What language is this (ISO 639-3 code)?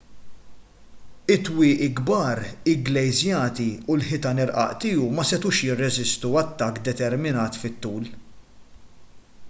mlt